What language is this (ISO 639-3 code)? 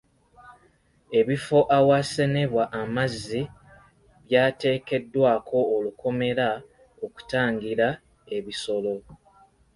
lug